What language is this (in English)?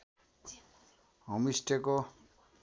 Nepali